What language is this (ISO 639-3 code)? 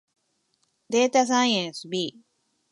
jpn